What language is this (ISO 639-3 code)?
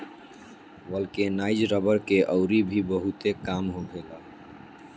bho